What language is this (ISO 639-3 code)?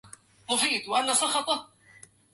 ara